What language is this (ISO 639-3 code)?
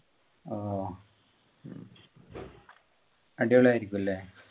mal